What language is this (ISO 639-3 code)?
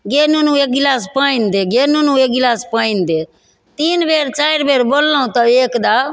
mai